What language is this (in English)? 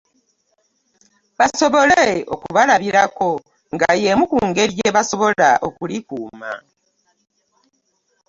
Ganda